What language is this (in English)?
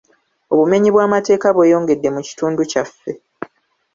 Ganda